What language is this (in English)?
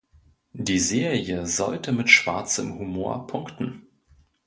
German